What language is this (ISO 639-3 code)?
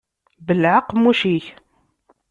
kab